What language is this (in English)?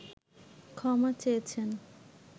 Bangla